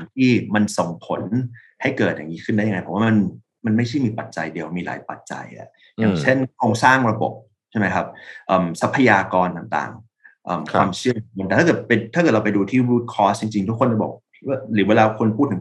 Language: Thai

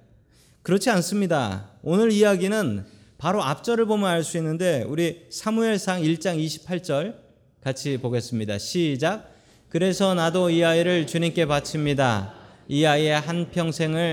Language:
Korean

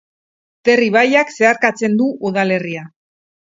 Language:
Basque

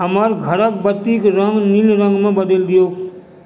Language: Maithili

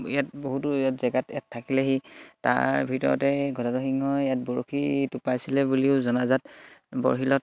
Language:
Assamese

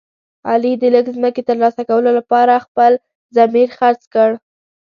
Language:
Pashto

